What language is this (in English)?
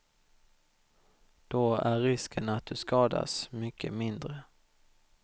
Swedish